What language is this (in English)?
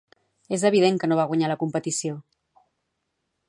Catalan